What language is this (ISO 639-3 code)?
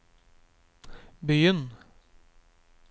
nor